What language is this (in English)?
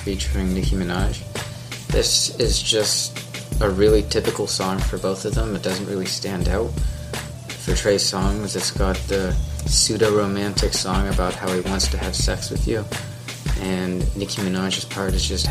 English